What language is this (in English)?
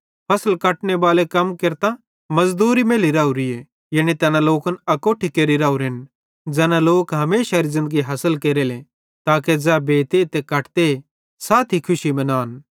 Bhadrawahi